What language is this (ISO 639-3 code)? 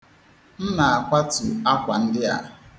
ibo